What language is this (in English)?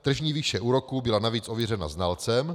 Czech